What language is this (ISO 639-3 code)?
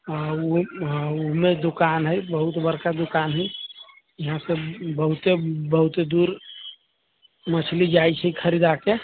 mai